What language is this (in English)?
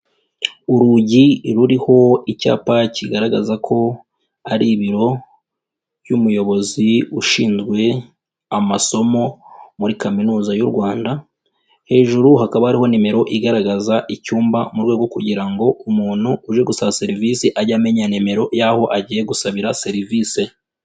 Kinyarwanda